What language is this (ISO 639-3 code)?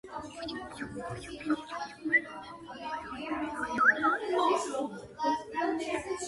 kat